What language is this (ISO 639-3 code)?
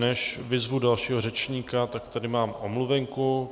ces